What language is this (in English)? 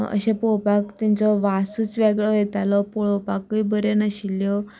Konkani